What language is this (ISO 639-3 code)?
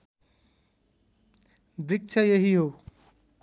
nep